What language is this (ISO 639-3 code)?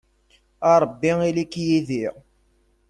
kab